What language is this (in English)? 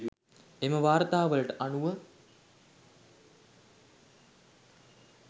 Sinhala